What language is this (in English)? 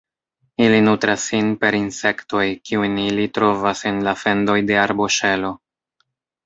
Esperanto